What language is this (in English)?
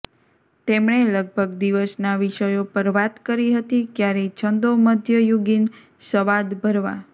Gujarati